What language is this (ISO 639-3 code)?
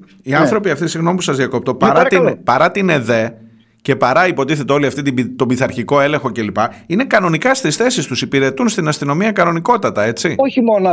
ell